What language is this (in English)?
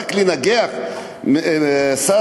Hebrew